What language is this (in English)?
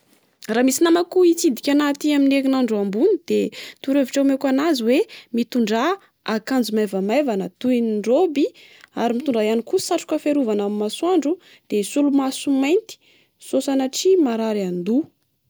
Malagasy